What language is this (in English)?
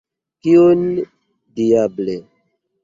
Esperanto